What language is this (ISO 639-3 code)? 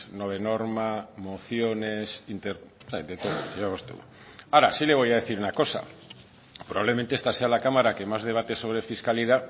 spa